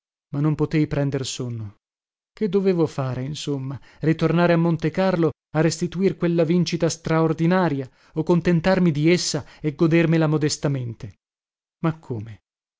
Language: Italian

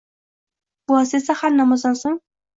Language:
Uzbek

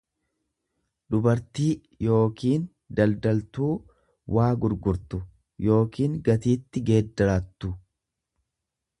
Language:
Oromo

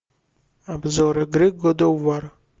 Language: Russian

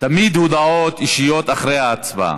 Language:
Hebrew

